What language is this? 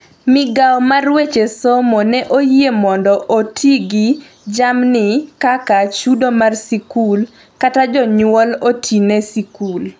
Luo (Kenya and Tanzania)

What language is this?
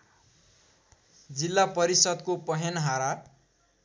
Nepali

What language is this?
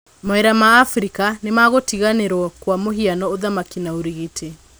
Kikuyu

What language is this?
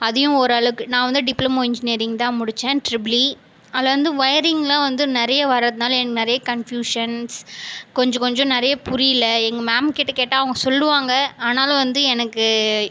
Tamil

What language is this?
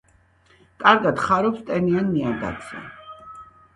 Georgian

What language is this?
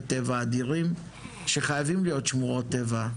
Hebrew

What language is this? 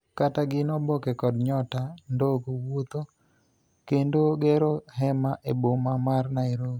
Luo (Kenya and Tanzania)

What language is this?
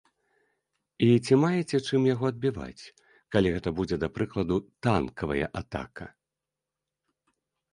Belarusian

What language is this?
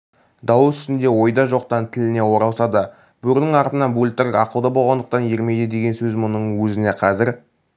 Kazakh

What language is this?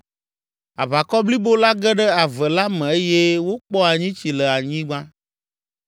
Ewe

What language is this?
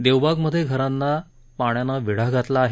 Marathi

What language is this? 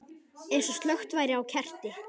Icelandic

